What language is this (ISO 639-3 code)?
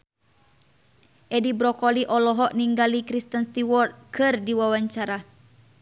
sun